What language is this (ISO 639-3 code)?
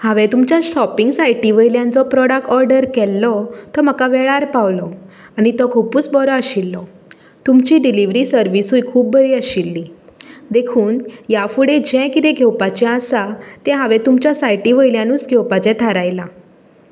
kok